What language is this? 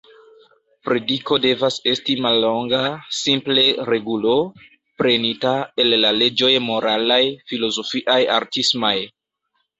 Esperanto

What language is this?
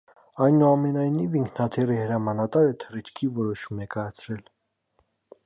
Armenian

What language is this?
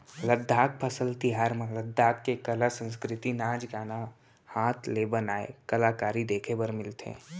Chhattisgarhi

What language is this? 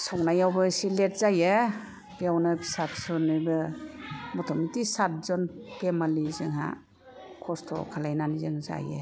Bodo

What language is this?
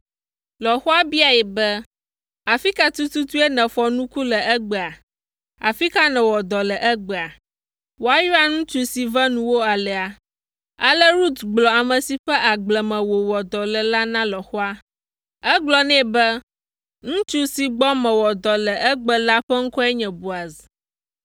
Ewe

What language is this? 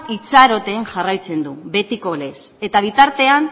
Basque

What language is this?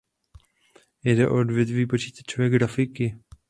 Czech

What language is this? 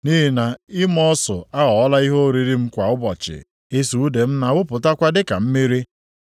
Igbo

